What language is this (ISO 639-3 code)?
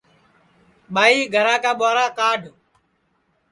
ssi